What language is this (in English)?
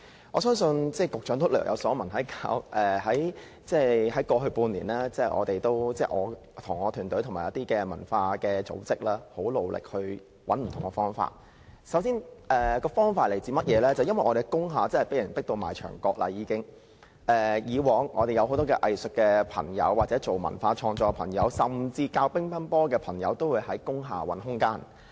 Cantonese